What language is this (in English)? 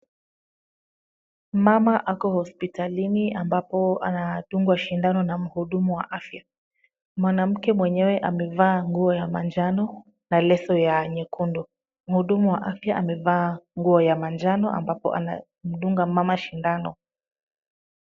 Swahili